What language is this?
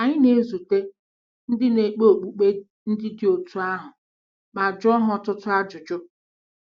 Igbo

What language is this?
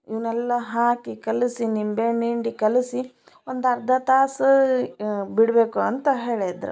Kannada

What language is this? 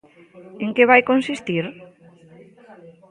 Galician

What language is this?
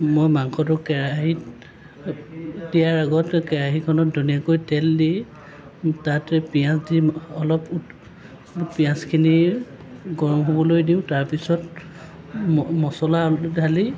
Assamese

